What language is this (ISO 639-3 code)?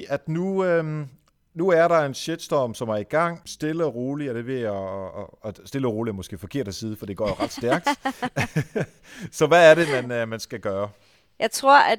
dan